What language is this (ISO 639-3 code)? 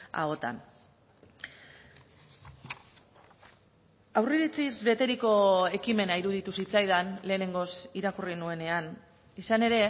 eus